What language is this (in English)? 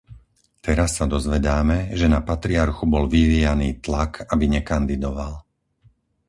Slovak